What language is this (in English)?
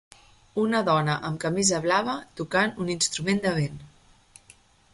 Catalan